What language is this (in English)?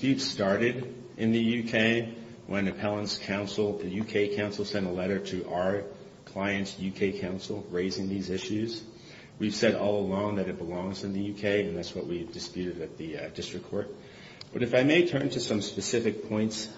English